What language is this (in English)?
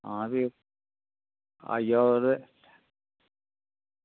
Dogri